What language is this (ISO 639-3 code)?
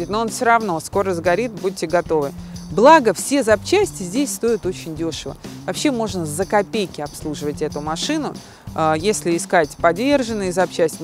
rus